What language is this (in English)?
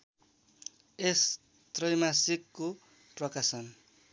Nepali